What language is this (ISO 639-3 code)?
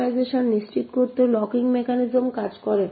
ben